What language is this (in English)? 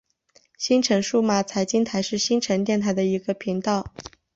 Chinese